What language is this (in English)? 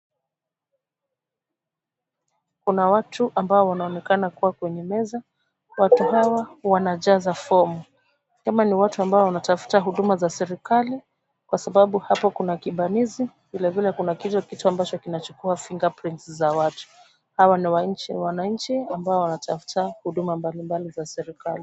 Swahili